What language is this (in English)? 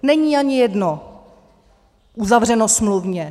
Czech